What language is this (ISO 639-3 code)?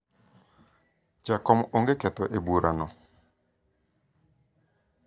luo